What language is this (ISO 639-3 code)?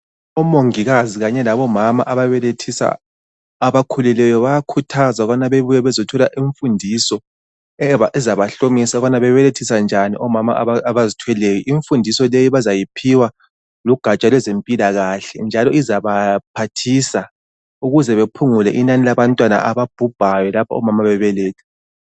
nde